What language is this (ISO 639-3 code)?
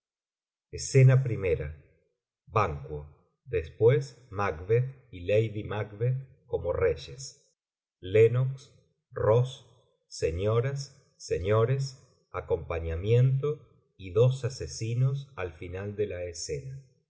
spa